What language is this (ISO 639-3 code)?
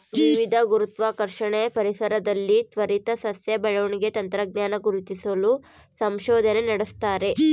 kan